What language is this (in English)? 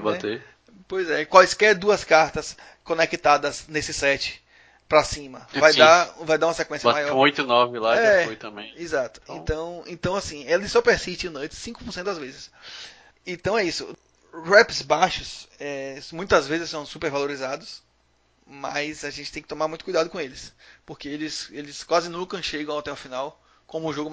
Portuguese